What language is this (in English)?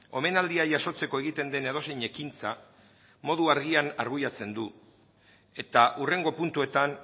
Basque